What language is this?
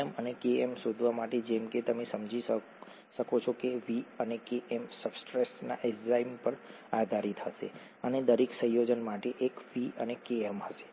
Gujarati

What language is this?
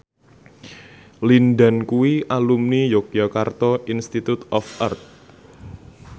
Javanese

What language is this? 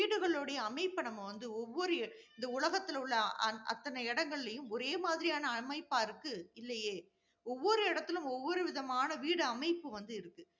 Tamil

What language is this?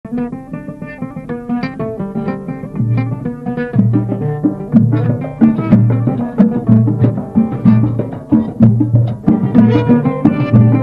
Arabic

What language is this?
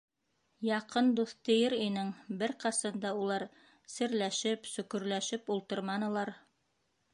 Bashkir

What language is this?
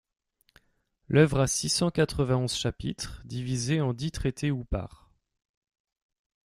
French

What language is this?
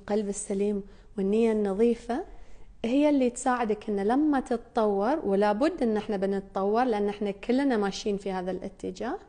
Arabic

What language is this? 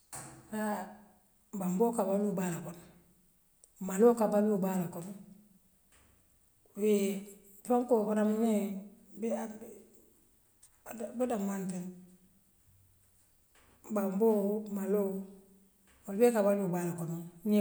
Western Maninkakan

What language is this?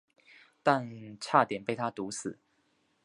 Chinese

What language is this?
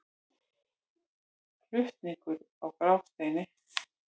Icelandic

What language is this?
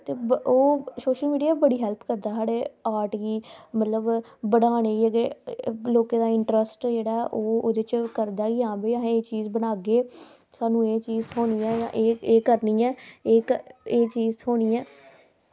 Dogri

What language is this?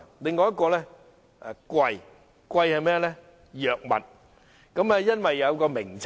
Cantonese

